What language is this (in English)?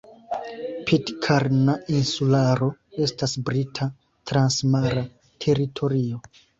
Esperanto